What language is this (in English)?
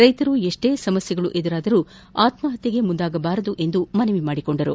Kannada